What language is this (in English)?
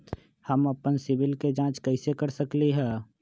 Magahi